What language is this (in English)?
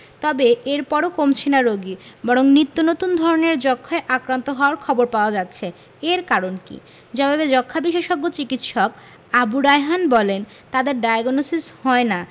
Bangla